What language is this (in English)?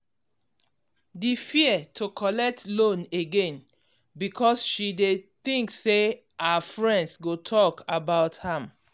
Nigerian Pidgin